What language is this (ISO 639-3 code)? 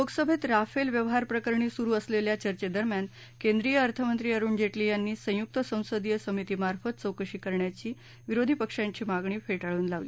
mar